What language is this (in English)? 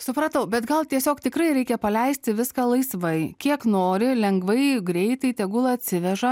Lithuanian